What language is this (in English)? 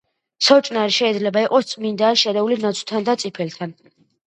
Georgian